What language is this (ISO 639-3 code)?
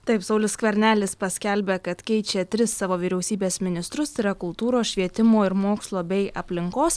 lit